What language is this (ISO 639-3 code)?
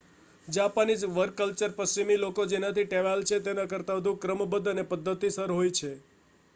guj